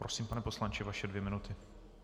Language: Czech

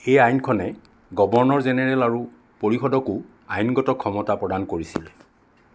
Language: Assamese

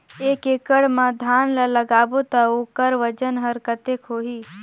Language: Chhattisgarhi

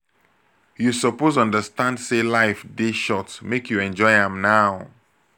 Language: Nigerian Pidgin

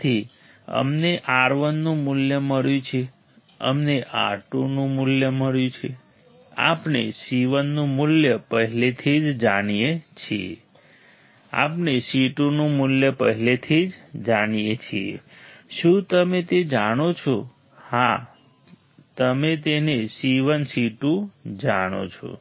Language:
Gujarati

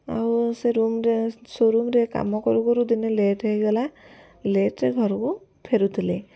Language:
Odia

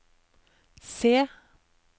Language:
Norwegian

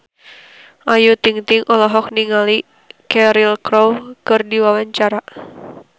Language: Sundanese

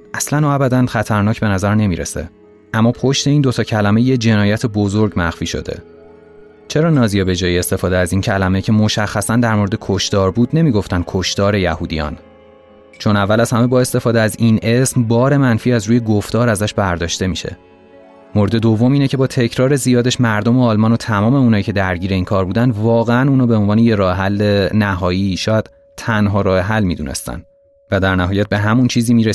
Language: Persian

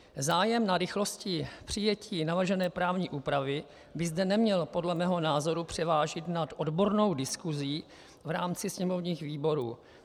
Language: Czech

